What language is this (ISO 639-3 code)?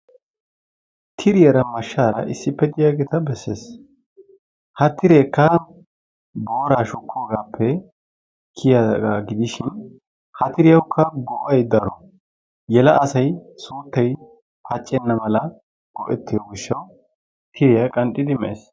wal